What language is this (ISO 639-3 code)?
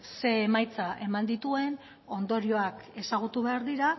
eus